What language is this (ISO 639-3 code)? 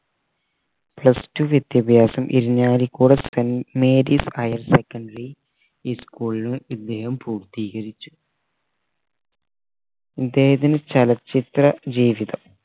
mal